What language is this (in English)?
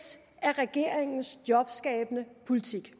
Danish